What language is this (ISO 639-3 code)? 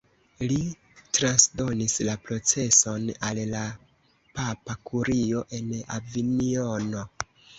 epo